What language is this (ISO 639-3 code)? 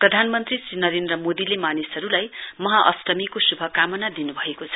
nep